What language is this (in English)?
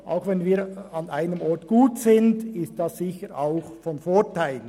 Swiss German